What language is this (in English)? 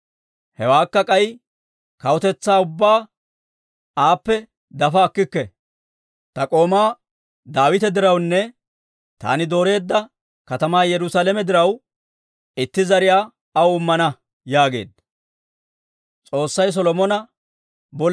Dawro